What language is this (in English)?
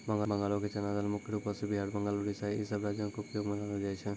Maithili